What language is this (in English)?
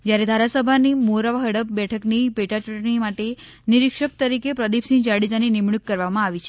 Gujarati